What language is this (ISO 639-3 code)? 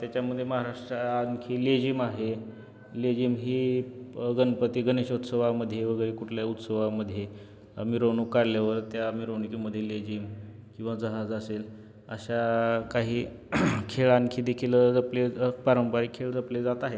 mar